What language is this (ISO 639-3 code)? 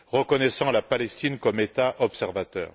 fra